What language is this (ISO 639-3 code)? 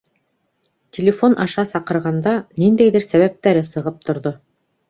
bak